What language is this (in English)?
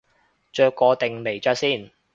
Cantonese